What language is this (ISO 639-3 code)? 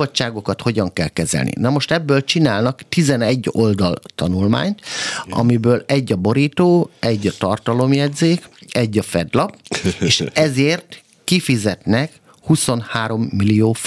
hun